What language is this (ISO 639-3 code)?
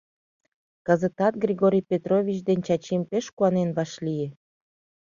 chm